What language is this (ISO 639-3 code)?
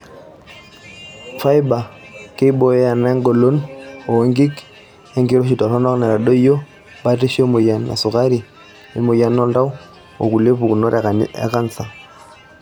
mas